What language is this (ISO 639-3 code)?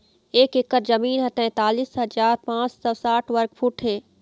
hne